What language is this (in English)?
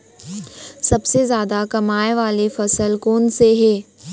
Chhattisgarhi